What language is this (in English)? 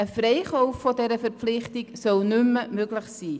Swiss German